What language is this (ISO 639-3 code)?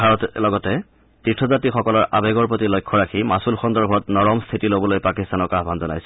asm